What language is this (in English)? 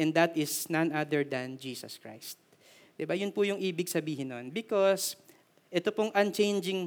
Filipino